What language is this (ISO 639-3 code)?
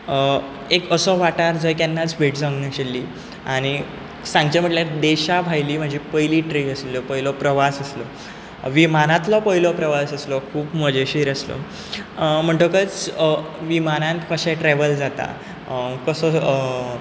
kok